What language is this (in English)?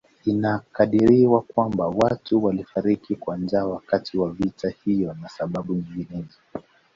Swahili